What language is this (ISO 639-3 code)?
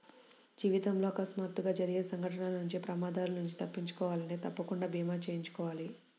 tel